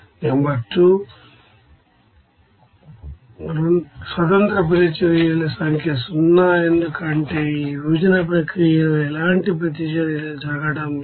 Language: Telugu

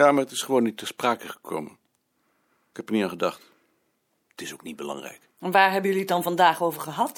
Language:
Dutch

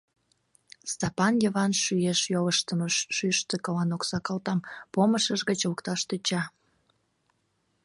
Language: Mari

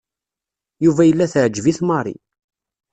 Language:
Kabyle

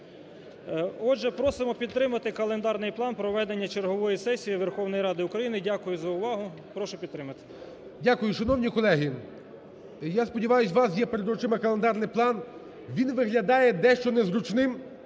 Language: Ukrainian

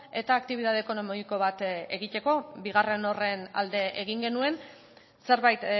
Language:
Basque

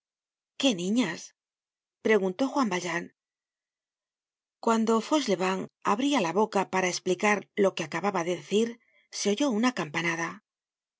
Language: Spanish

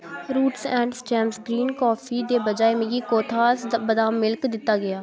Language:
Dogri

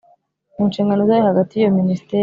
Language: Kinyarwanda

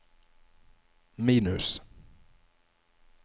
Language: Norwegian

